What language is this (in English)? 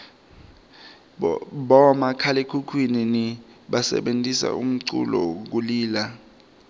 Swati